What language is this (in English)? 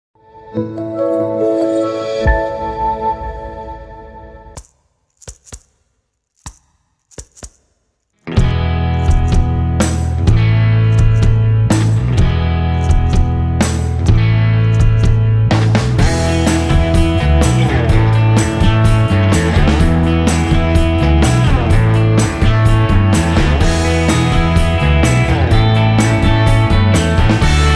Arabic